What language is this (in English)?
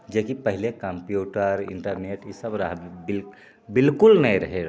Maithili